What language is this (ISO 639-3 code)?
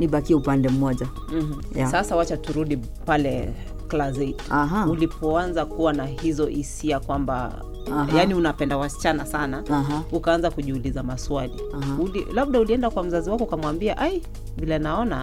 swa